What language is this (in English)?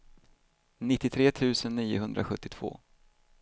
Swedish